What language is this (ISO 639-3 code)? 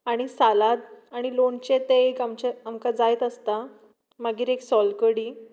kok